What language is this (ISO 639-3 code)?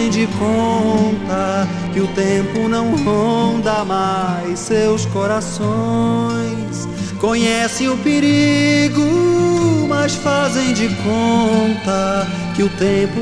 por